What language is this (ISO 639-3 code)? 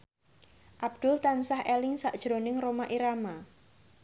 jav